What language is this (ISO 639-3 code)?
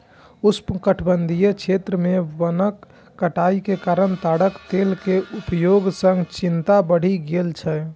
mai